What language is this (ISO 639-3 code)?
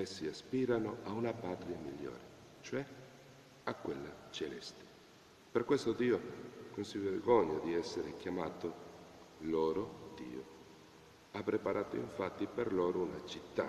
ita